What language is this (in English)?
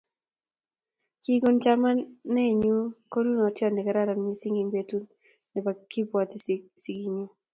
Kalenjin